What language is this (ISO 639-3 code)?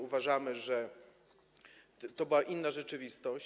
pol